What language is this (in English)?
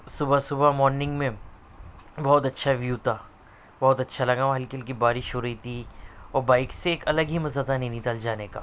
Urdu